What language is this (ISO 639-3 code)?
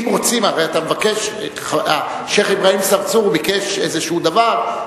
heb